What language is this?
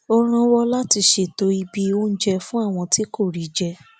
Yoruba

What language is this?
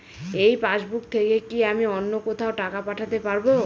Bangla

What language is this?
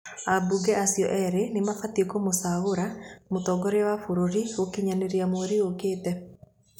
Kikuyu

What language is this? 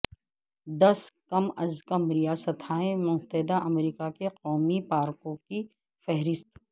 Urdu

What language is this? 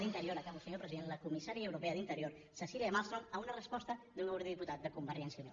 Catalan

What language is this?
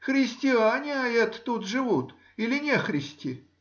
Russian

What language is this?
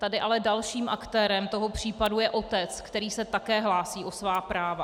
Czech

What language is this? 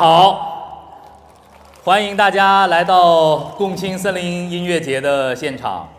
Chinese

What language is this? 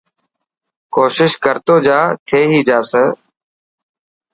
Dhatki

